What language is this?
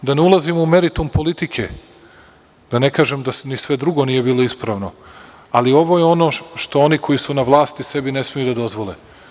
Serbian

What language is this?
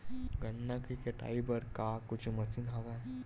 Chhattisgarhi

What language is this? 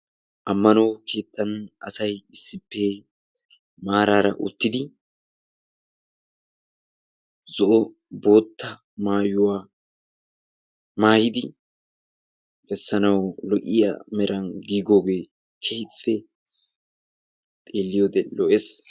Wolaytta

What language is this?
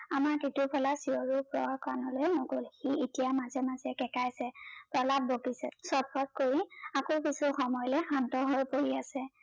Assamese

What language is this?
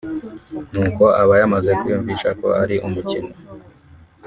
Kinyarwanda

